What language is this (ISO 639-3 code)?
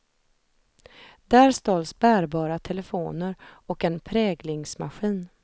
swe